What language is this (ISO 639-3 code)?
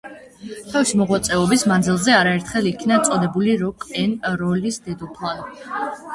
kat